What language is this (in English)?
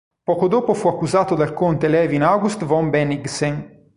Italian